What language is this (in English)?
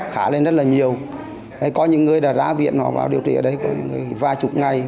Vietnamese